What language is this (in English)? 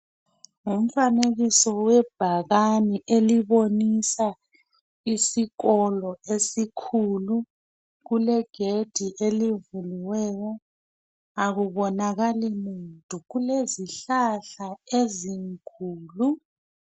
North Ndebele